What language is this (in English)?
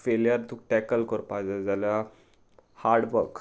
Konkani